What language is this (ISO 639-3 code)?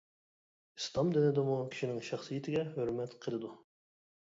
uig